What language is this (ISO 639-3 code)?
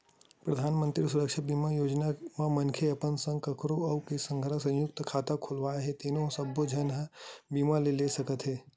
hne